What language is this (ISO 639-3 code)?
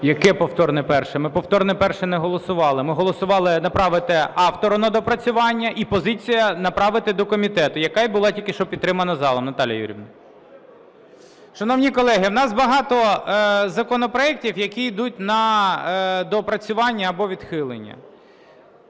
ukr